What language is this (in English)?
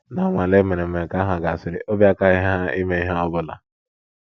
Igbo